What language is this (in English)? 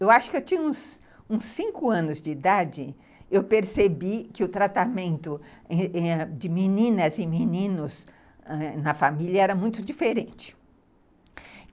Portuguese